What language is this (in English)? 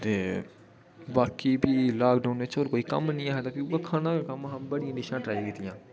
Dogri